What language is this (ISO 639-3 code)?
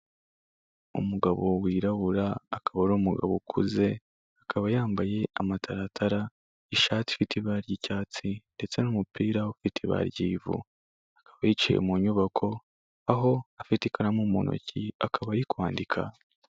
kin